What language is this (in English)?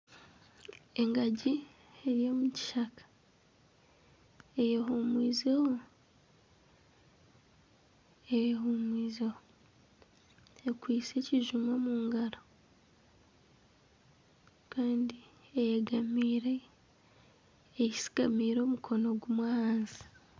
Nyankole